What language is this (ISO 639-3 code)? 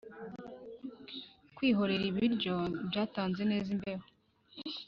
kin